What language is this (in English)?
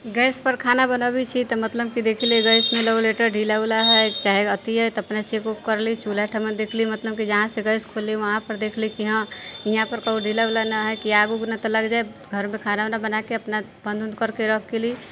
Maithili